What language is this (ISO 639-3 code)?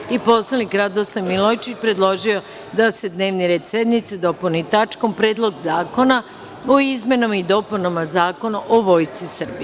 srp